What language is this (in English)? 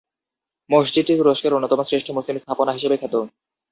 Bangla